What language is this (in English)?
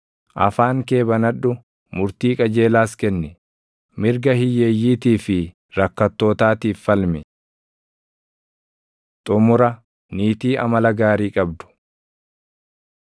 Oromo